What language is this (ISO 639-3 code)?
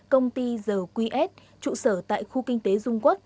vie